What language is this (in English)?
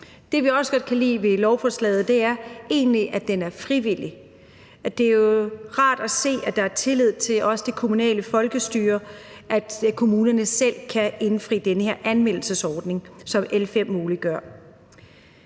Danish